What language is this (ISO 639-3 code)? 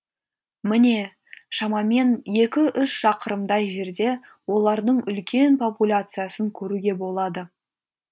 kaz